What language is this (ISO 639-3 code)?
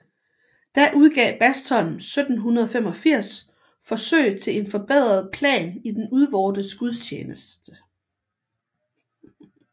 dan